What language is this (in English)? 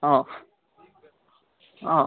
Kannada